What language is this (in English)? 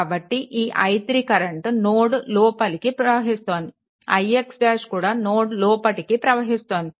Telugu